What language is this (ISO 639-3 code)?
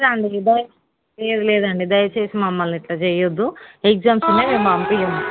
tel